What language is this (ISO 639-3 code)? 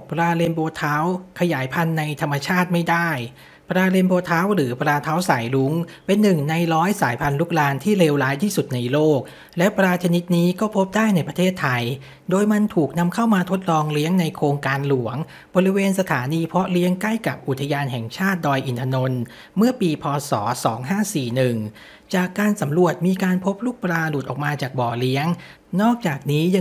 tha